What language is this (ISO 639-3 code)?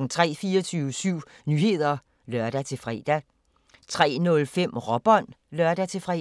dan